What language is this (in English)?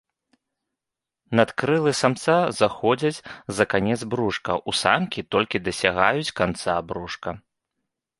Belarusian